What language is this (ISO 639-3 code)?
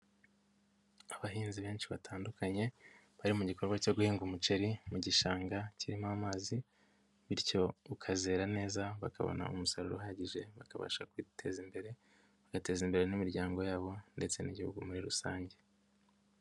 kin